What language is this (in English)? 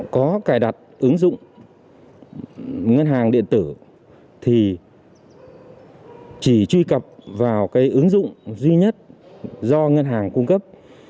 Vietnamese